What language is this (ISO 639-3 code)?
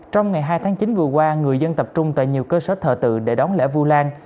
vie